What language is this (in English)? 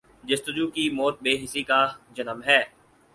Urdu